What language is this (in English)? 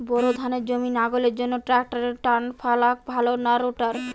Bangla